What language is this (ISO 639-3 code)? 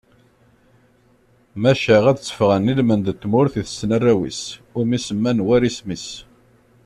kab